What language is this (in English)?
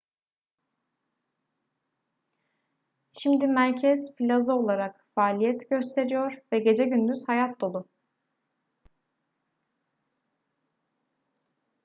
Turkish